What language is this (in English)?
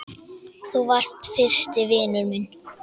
Icelandic